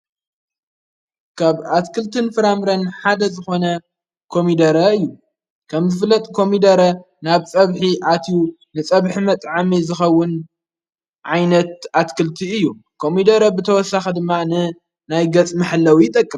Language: Tigrinya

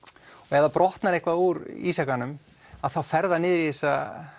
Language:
Icelandic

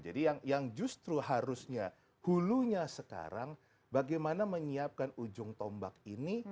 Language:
Indonesian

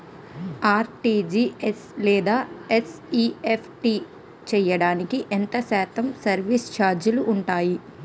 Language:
Telugu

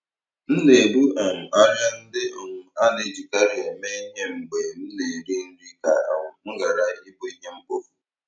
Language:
Igbo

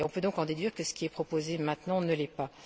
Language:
French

